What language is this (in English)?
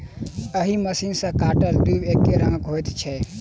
Maithili